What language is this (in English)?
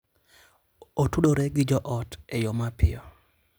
Luo (Kenya and Tanzania)